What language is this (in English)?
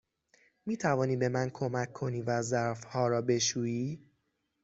Persian